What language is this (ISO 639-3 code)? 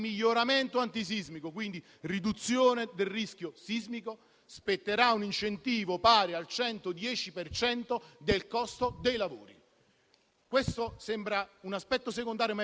ita